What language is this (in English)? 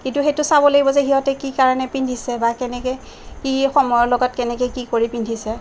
Assamese